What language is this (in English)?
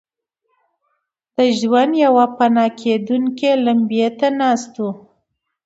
Pashto